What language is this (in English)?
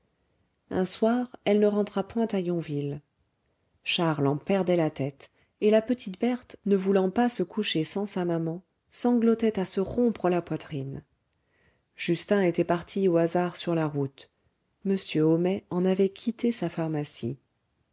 French